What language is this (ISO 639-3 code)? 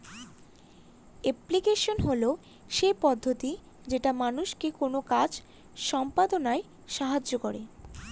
ben